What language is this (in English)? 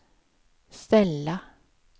Swedish